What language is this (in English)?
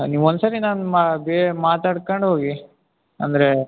Kannada